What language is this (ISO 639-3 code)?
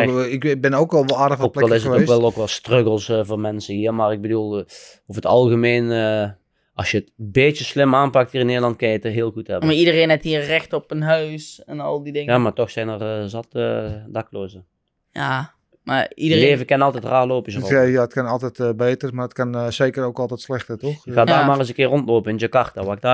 nld